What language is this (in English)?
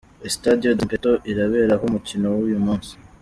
Kinyarwanda